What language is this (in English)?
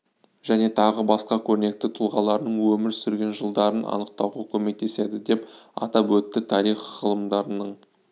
Kazakh